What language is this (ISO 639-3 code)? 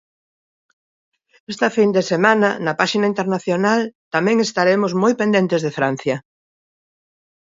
glg